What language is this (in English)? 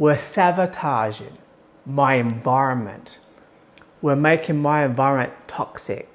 English